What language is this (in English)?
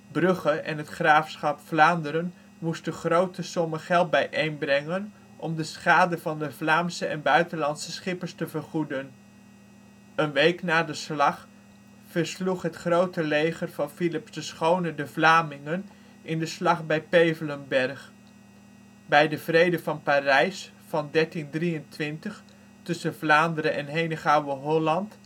Dutch